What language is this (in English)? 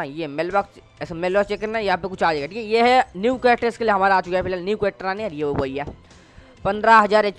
Hindi